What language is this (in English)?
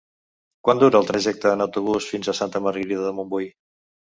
Catalan